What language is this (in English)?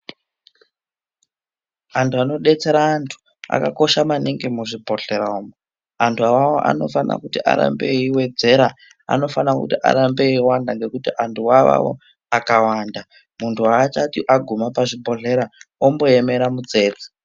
Ndau